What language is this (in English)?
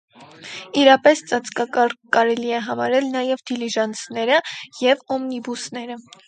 Armenian